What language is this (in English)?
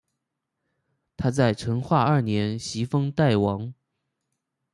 Chinese